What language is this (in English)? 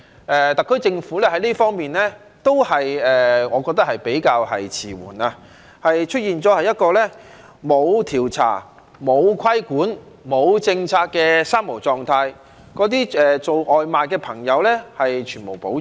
Cantonese